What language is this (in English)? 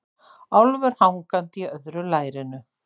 Icelandic